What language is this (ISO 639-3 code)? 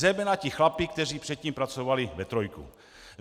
ces